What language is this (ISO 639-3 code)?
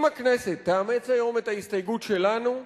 heb